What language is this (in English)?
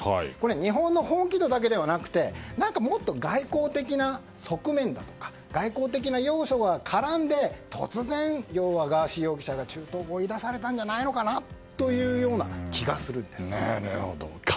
Japanese